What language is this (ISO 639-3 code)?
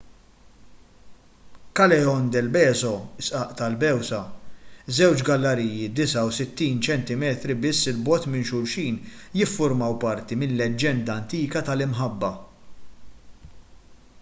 mlt